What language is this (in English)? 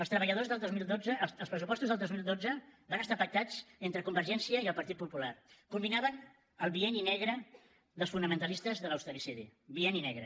Catalan